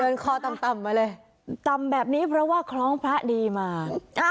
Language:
Thai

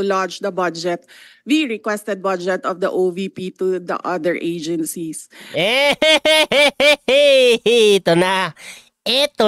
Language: Filipino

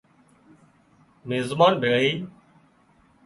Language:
Wadiyara Koli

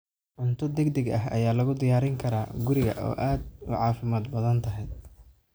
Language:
Somali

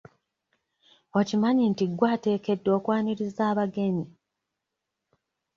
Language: Ganda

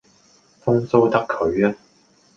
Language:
Cantonese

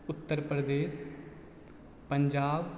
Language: Maithili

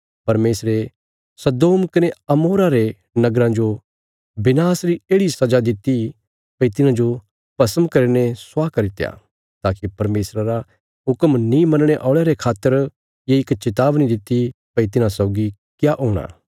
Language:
Bilaspuri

